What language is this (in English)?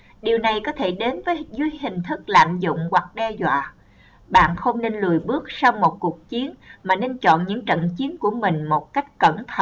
Vietnamese